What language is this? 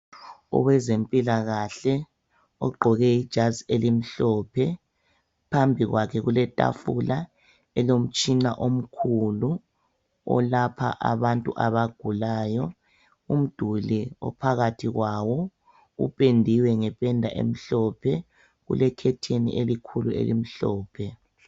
North Ndebele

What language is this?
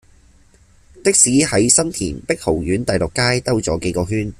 Cantonese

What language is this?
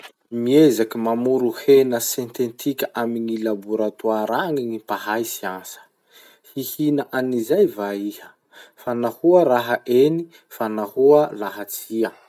Masikoro Malagasy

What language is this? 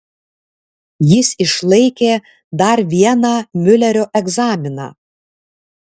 Lithuanian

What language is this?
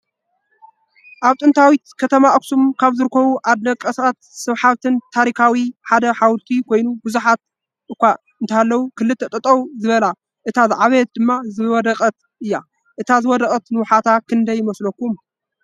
Tigrinya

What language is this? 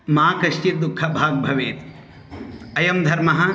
Sanskrit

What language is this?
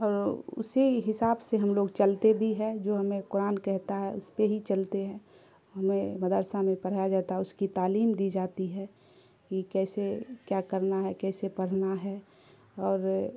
Urdu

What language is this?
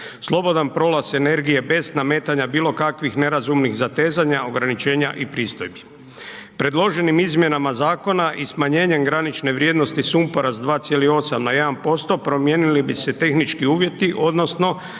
Croatian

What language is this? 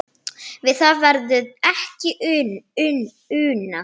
Icelandic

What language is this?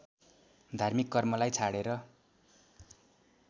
Nepali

